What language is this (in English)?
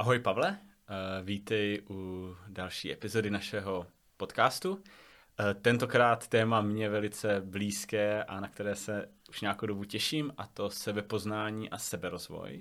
Czech